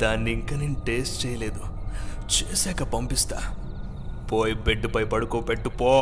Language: Telugu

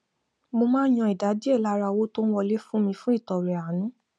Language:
Yoruba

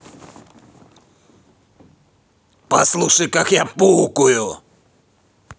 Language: Russian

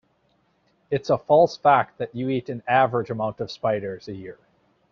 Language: English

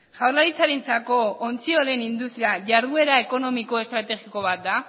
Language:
Basque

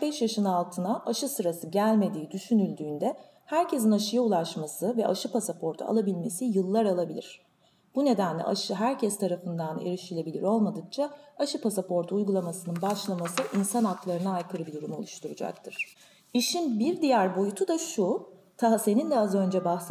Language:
Turkish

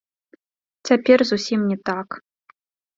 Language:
Belarusian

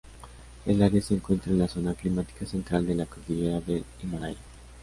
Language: Spanish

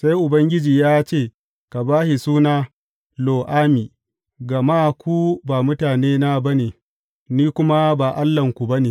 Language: Hausa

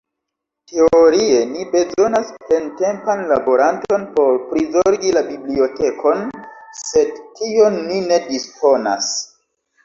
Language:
Esperanto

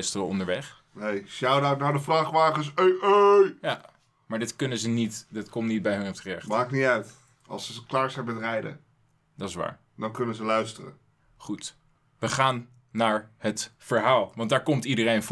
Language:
Dutch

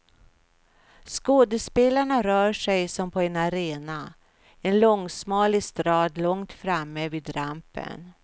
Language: Swedish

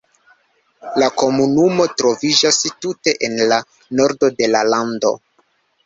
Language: Esperanto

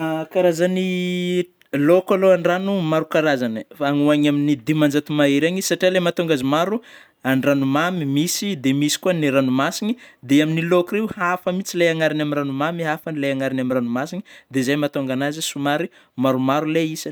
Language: Northern Betsimisaraka Malagasy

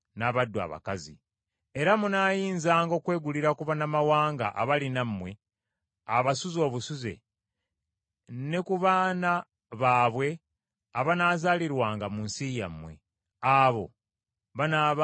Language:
Ganda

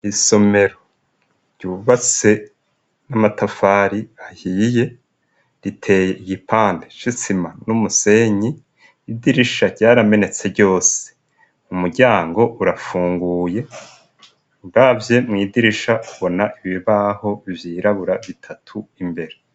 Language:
Rundi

